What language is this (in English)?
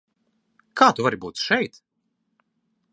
Latvian